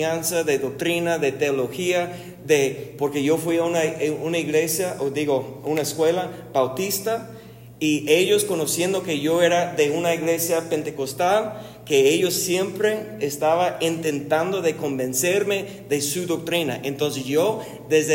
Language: Spanish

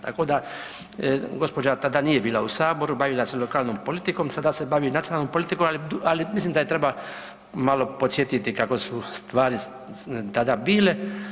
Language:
Croatian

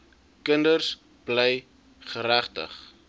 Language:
Afrikaans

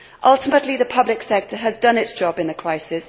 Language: English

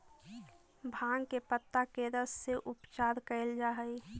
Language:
Magahi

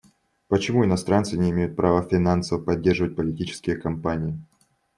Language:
Russian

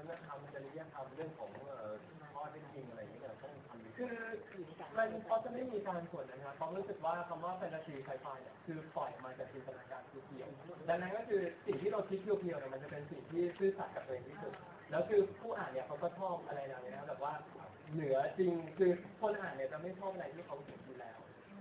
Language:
Thai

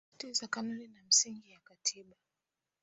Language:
Swahili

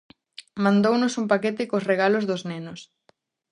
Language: Galician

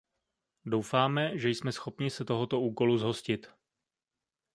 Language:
Czech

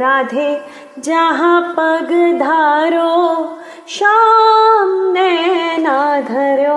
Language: Hindi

